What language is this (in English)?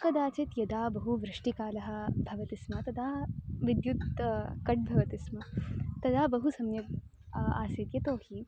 Sanskrit